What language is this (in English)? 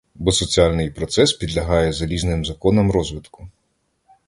Ukrainian